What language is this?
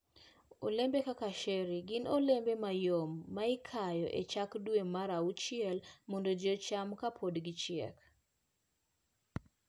Luo (Kenya and Tanzania)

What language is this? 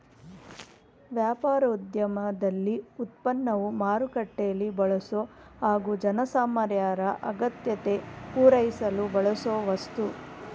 Kannada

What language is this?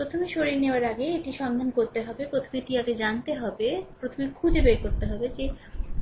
Bangla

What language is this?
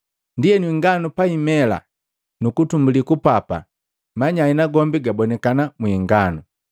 Matengo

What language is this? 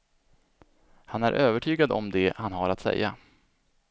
Swedish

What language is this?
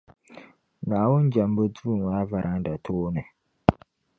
Dagbani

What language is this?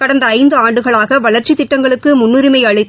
Tamil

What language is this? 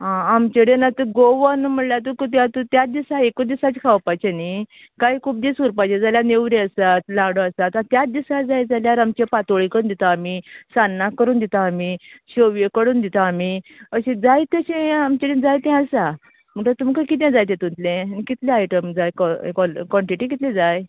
Konkani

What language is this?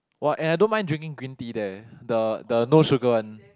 English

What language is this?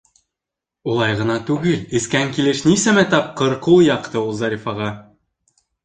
Bashkir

